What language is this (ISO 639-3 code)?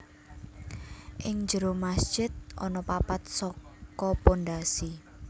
jav